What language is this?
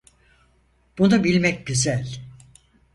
Turkish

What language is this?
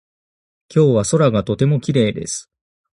Japanese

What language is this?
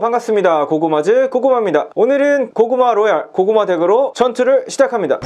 Korean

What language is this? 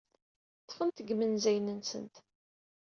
Kabyle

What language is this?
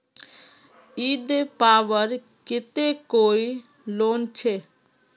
Magahi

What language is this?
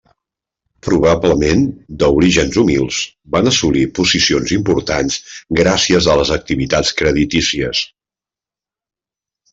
Catalan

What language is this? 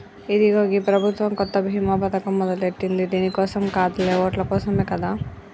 Telugu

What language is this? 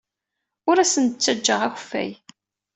Kabyle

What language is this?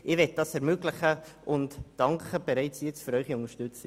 Swiss German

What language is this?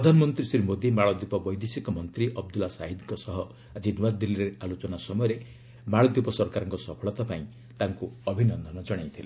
Odia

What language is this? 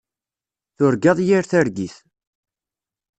Kabyle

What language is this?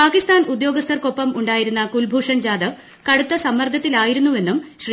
Malayalam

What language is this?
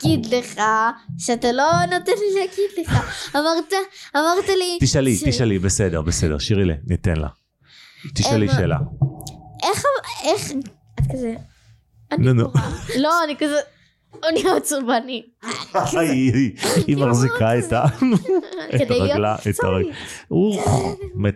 Hebrew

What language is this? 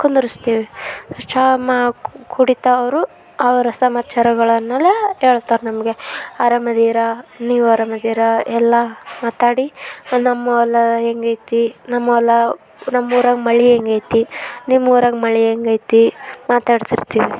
Kannada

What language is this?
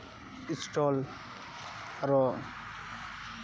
Santali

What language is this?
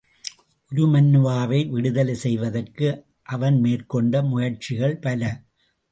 Tamil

